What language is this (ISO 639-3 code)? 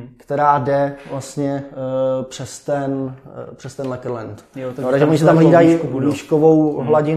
ces